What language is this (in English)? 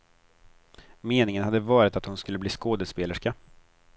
Swedish